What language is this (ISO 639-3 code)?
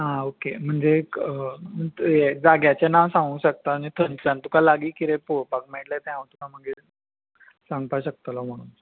kok